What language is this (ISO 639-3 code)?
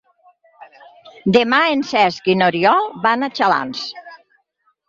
cat